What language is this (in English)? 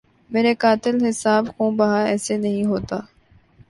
Urdu